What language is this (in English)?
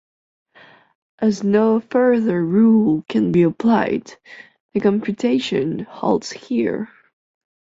English